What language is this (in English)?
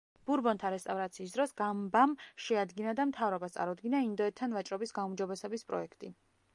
Georgian